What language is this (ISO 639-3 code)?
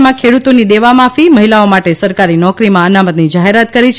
guj